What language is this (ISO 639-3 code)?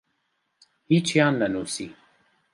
ckb